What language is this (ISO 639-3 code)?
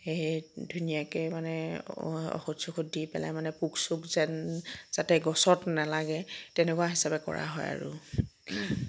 asm